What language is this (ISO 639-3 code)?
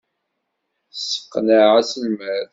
kab